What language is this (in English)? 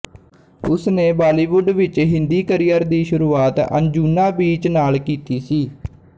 Punjabi